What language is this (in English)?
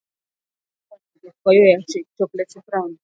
Swahili